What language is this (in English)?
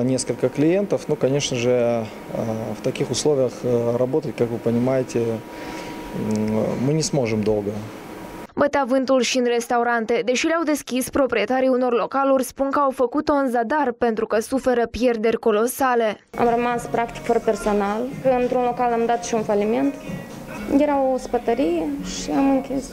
Romanian